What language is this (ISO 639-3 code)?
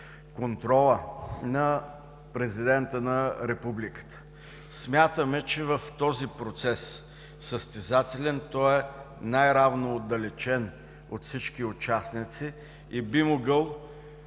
bul